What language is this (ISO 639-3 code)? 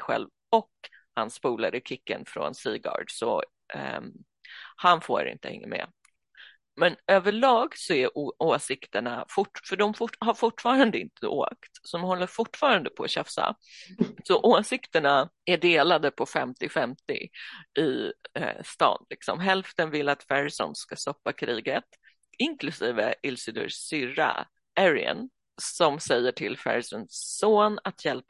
swe